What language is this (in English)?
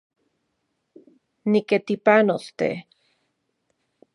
Central Puebla Nahuatl